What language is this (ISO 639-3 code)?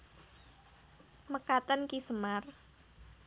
jav